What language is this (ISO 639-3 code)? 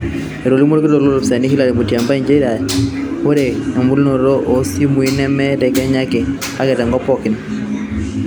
mas